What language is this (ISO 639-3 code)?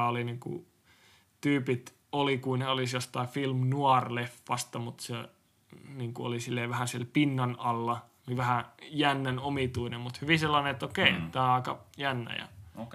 fin